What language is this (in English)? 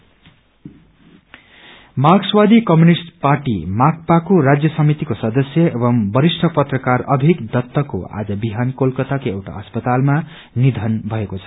Nepali